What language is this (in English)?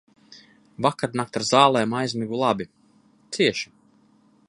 Latvian